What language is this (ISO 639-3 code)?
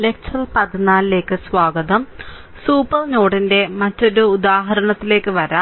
mal